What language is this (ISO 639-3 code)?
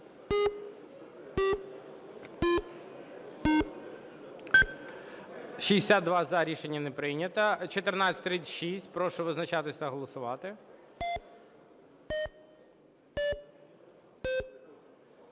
ukr